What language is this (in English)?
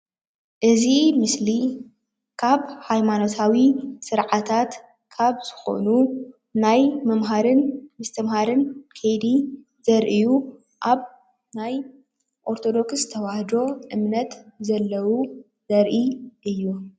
Tigrinya